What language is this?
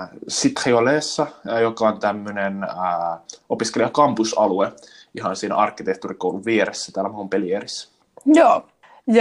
Finnish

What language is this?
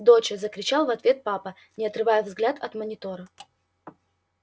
Russian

